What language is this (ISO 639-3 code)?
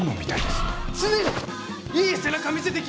jpn